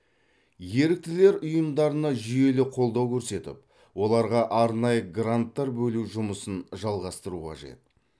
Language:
Kazakh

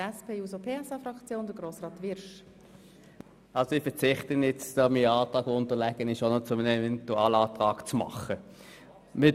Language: Swiss German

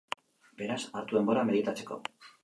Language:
Basque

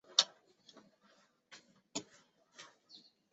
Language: Chinese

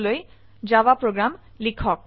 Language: Assamese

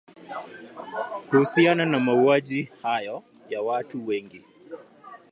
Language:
Swahili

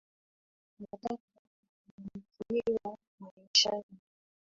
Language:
Swahili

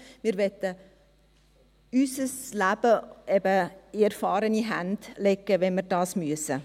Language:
Swiss German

